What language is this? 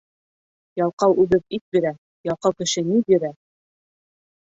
Bashkir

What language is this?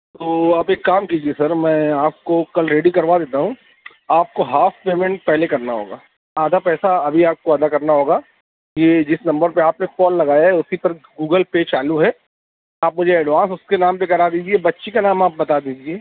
Urdu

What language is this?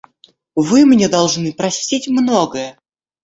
Russian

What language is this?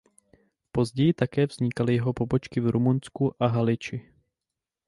Czech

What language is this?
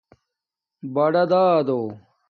Domaaki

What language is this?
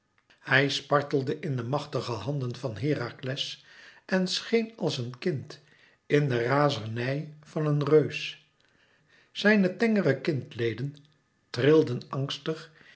Dutch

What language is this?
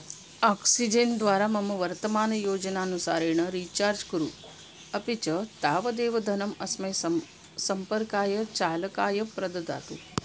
Sanskrit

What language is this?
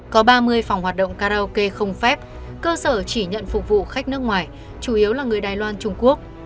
Vietnamese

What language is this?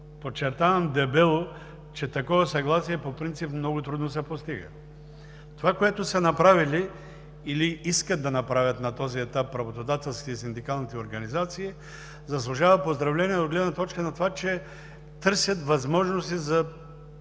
Bulgarian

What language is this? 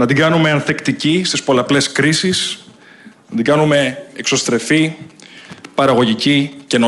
Greek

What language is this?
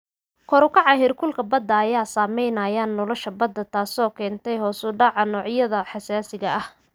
Somali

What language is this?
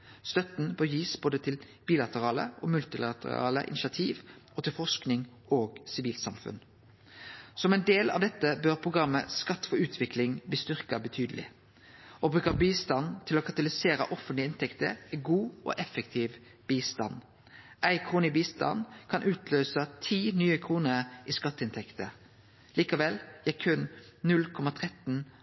Norwegian Nynorsk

